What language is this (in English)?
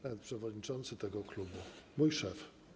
Polish